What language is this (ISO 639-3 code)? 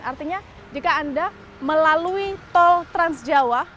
ind